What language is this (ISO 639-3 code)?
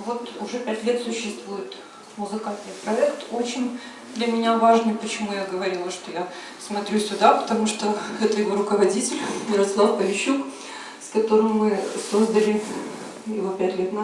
rus